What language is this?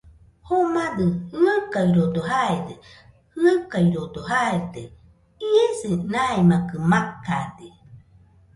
Nüpode Huitoto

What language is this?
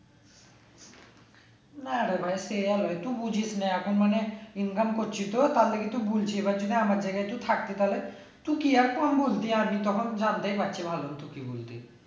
Bangla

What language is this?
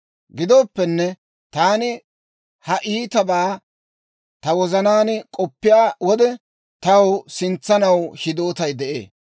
Dawro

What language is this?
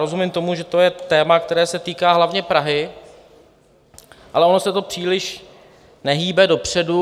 Czech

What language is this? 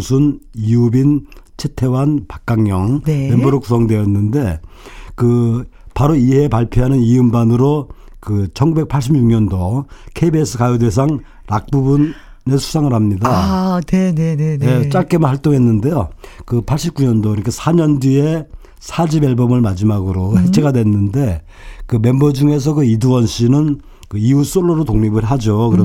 Korean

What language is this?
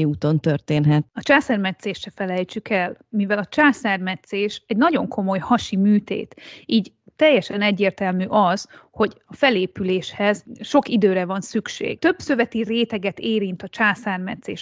Hungarian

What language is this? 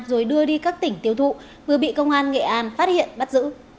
Vietnamese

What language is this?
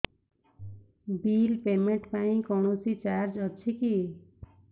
Odia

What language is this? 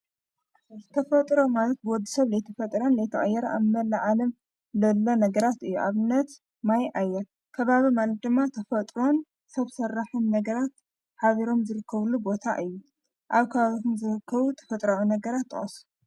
Tigrinya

